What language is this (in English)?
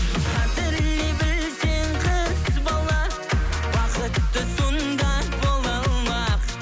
Kazakh